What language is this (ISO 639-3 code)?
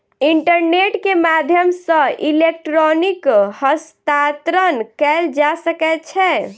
mai